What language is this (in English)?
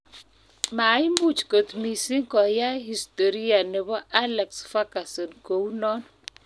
Kalenjin